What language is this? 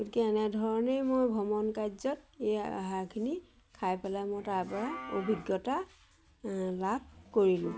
Assamese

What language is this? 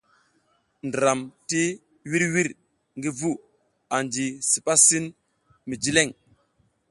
South Giziga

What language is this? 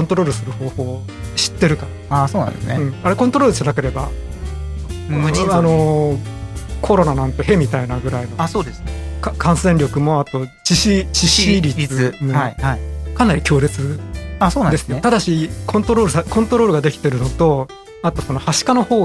Japanese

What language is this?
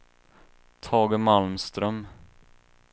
Swedish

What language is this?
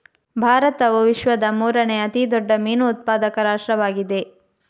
Kannada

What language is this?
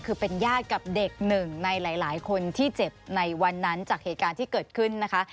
Thai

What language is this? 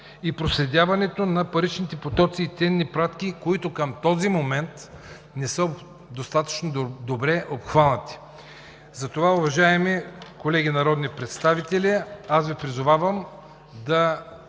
Bulgarian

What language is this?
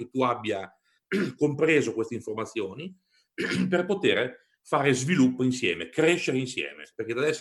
Italian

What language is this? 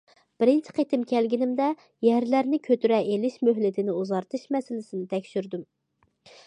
Uyghur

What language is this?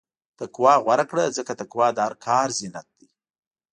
Pashto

